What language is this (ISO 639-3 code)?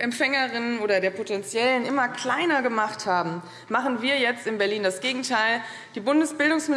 deu